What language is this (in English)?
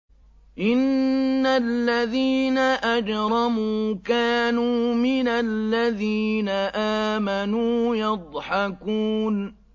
Arabic